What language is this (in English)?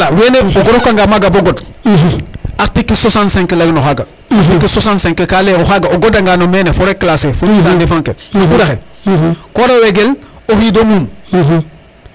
Serer